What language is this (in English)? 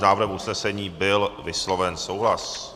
Czech